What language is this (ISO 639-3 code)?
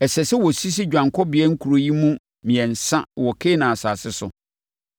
aka